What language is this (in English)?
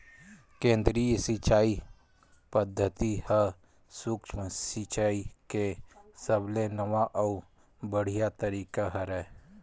Chhattisgarhi